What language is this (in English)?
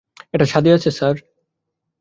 Bangla